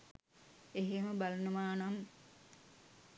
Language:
Sinhala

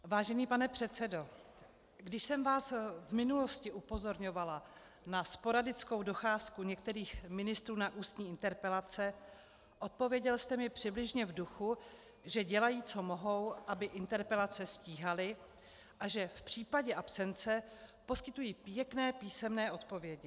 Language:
Czech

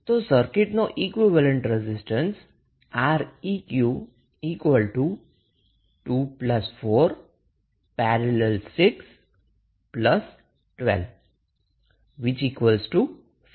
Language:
Gujarati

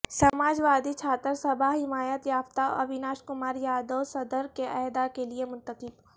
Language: Urdu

